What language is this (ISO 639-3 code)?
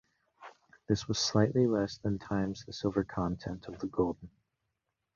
eng